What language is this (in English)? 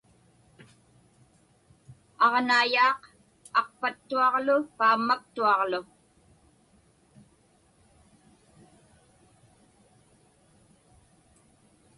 Inupiaq